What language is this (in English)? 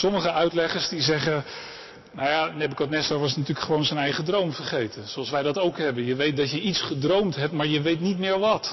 Dutch